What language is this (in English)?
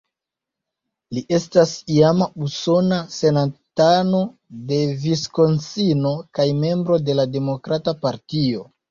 Esperanto